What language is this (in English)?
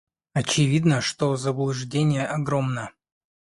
Russian